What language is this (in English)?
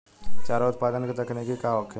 Bhojpuri